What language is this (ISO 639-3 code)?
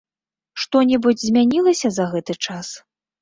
bel